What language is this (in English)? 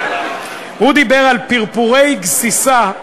Hebrew